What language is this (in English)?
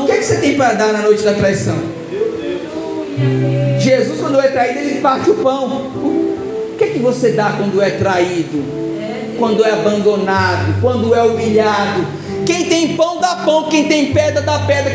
Portuguese